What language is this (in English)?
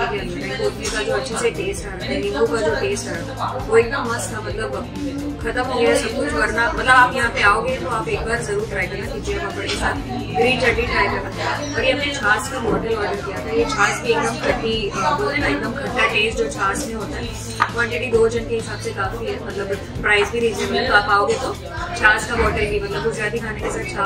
Hindi